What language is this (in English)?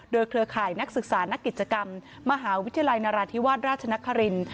Thai